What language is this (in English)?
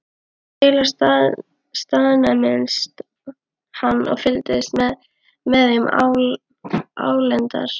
Icelandic